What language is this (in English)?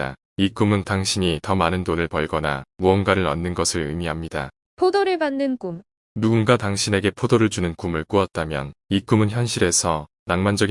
Korean